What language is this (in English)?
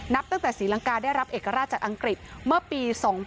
Thai